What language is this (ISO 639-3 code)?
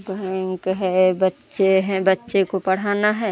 hin